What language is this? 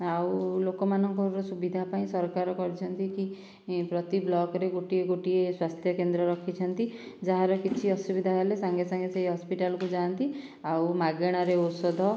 Odia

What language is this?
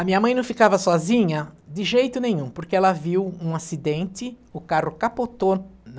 Portuguese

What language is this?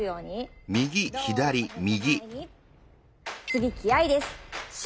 Japanese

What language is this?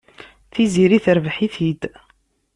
Kabyle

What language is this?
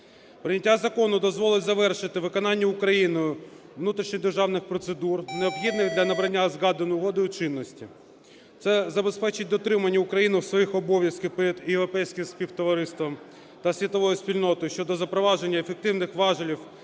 Ukrainian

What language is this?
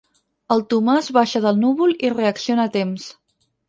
Catalan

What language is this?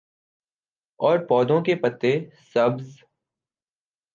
Urdu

